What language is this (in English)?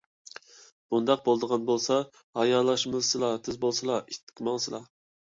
Uyghur